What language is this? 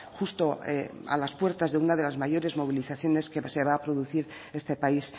Spanish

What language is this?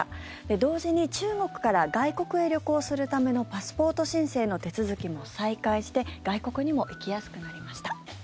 Japanese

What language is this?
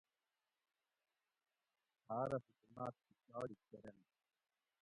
Gawri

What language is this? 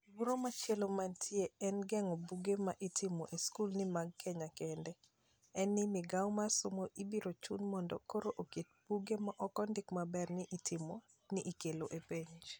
Luo (Kenya and Tanzania)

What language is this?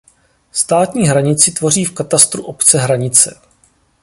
Czech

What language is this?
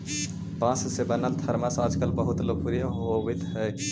Magahi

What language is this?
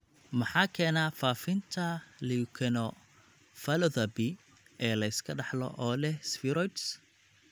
Somali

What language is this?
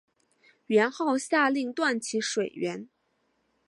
Chinese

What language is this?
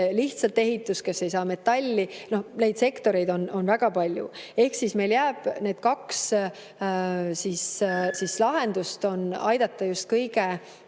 Estonian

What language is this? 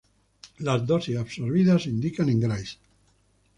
Spanish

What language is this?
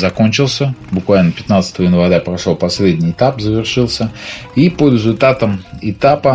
Russian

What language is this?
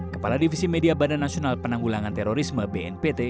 Indonesian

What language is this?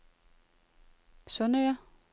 Danish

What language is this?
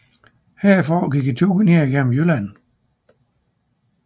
Danish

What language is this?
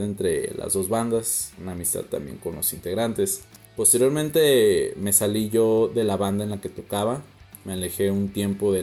Spanish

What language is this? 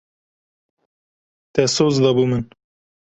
Kurdish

